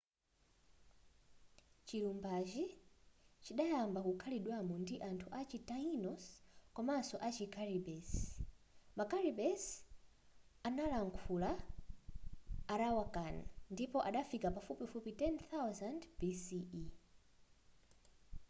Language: Nyanja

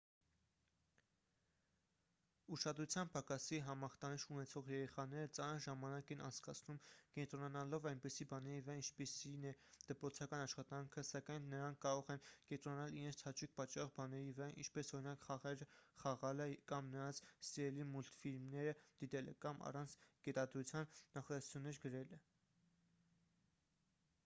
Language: Armenian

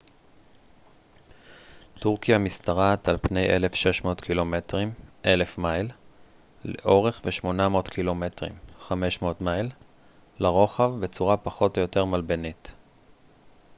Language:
Hebrew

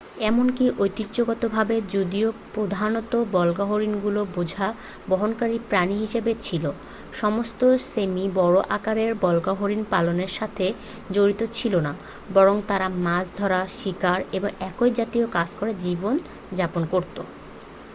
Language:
Bangla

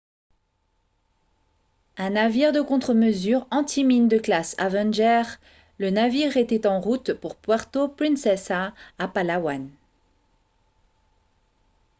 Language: French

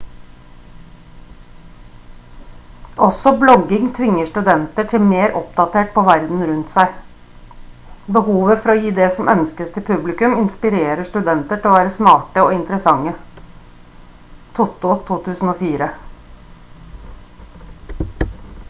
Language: Norwegian Bokmål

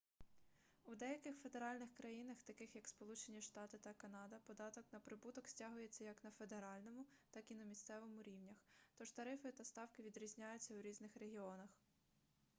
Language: Ukrainian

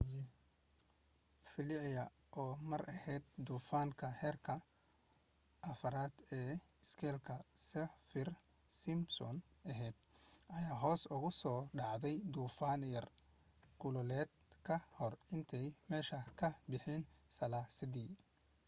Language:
Somali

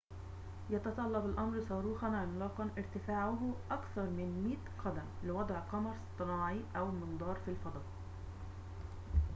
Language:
Arabic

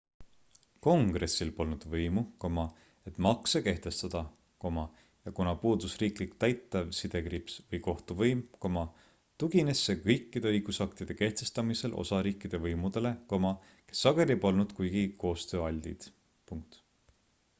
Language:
Estonian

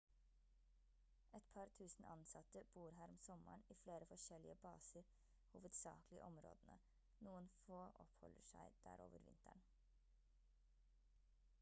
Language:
Norwegian Bokmål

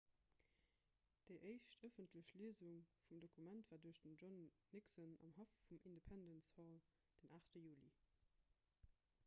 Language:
Luxembourgish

